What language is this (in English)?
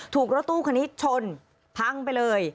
Thai